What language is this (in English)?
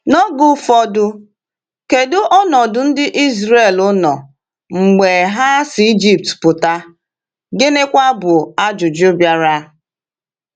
Igbo